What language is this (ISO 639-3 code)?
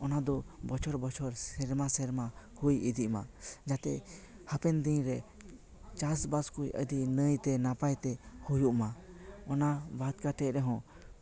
sat